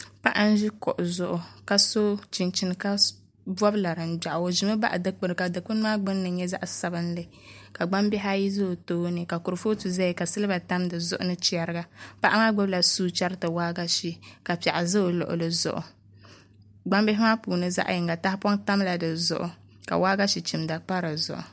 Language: Dagbani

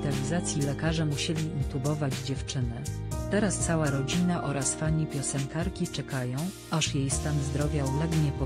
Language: Polish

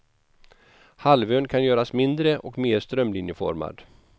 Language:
Swedish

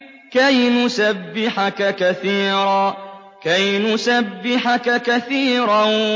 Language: Arabic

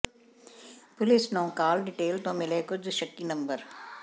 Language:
Punjabi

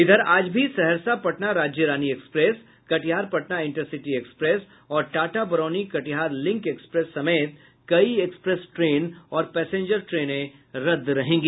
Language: Hindi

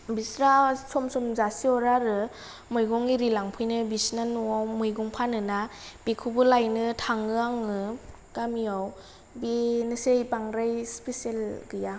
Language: Bodo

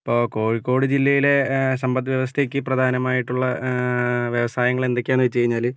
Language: Malayalam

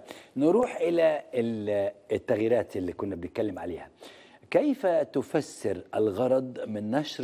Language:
Arabic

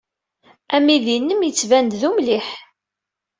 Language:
Kabyle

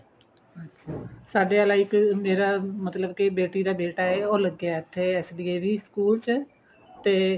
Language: Punjabi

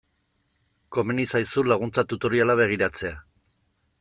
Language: Basque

